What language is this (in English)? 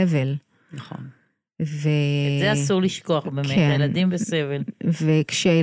Hebrew